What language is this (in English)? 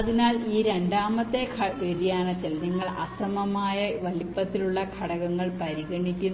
Malayalam